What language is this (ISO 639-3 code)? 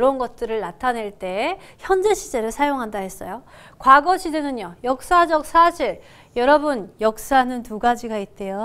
kor